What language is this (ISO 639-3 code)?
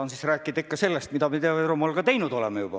est